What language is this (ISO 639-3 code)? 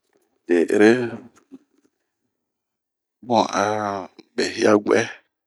bmq